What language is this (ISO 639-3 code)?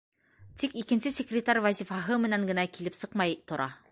bak